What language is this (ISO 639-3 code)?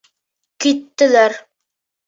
bak